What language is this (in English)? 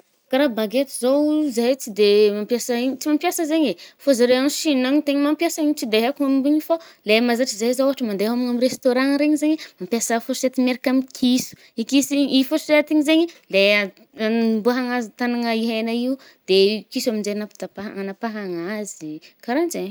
Northern Betsimisaraka Malagasy